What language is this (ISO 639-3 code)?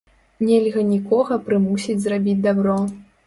bel